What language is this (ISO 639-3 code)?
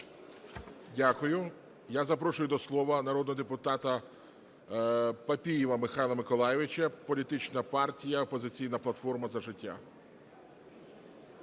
ukr